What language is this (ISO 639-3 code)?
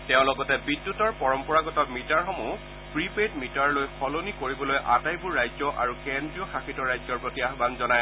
asm